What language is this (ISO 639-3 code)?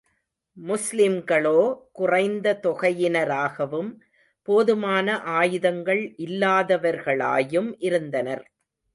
tam